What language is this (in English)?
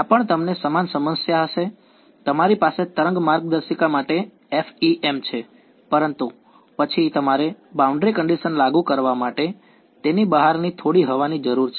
Gujarati